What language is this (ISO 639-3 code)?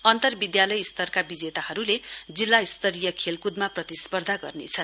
nep